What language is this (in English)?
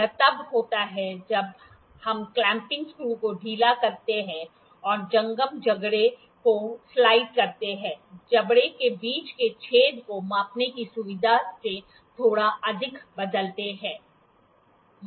Hindi